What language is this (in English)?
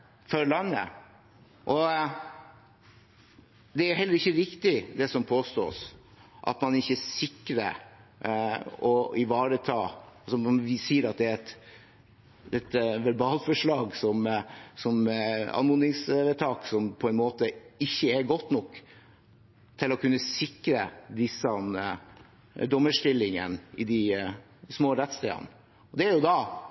Norwegian Bokmål